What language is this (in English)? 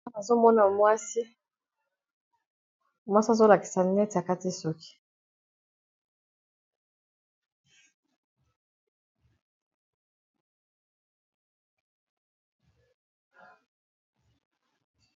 Lingala